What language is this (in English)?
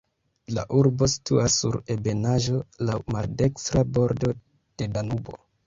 Esperanto